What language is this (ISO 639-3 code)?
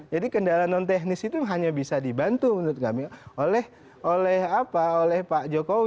ind